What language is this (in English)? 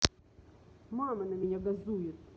Russian